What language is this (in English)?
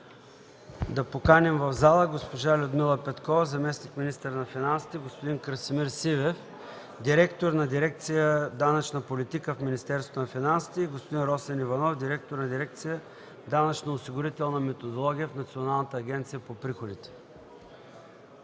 Bulgarian